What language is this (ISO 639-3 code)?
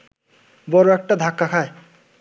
ben